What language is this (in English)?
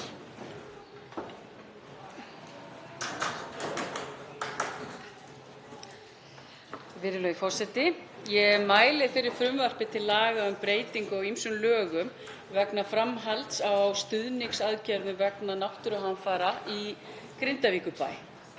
Icelandic